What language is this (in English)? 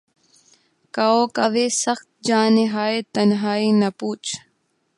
Urdu